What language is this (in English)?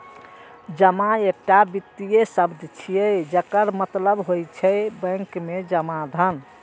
Maithili